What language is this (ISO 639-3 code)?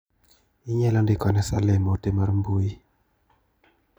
luo